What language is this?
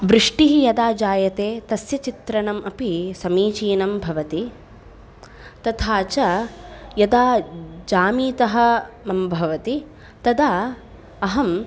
Sanskrit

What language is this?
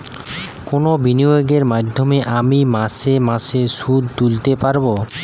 Bangla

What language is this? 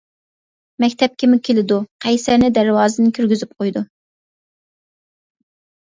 Uyghur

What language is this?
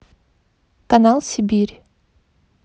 Russian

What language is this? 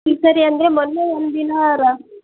Kannada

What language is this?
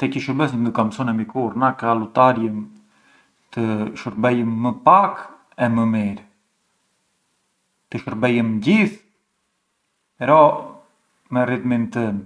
Arbëreshë Albanian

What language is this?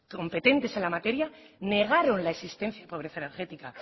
Spanish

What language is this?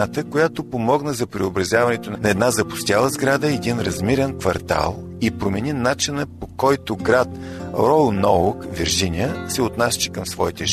Bulgarian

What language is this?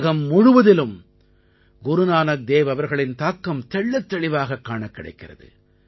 Tamil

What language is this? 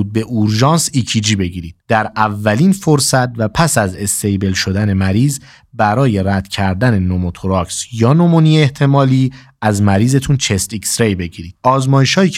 Persian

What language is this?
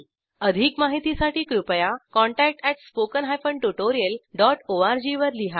Marathi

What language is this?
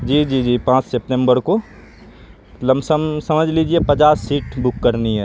Urdu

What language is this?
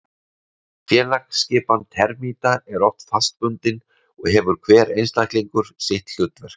Icelandic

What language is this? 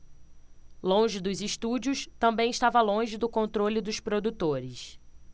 Portuguese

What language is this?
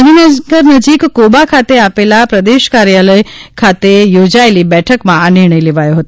Gujarati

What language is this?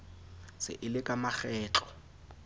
Southern Sotho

